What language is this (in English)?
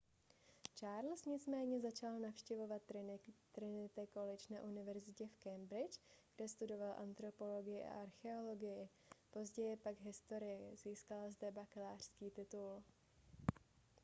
Czech